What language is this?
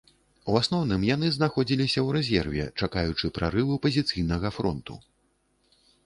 Belarusian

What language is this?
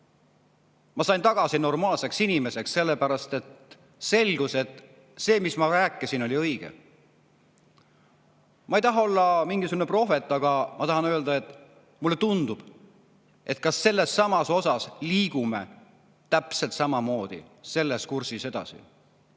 Estonian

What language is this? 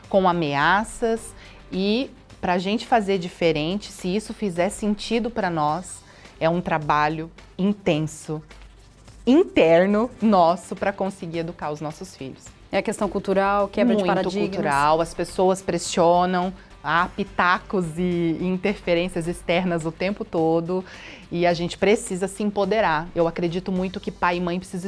Portuguese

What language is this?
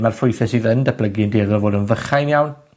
Welsh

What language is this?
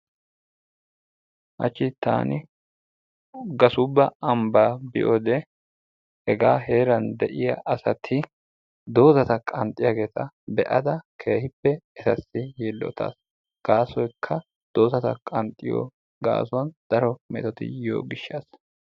Wolaytta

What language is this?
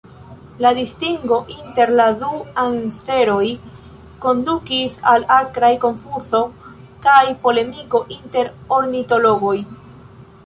Esperanto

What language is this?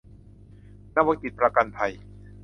Thai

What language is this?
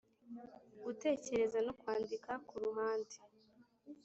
Kinyarwanda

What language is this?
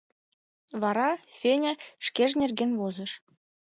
Mari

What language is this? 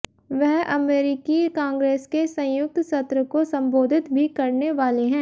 Hindi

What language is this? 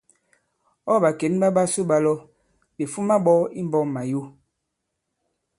Bankon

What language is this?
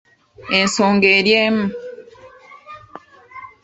Ganda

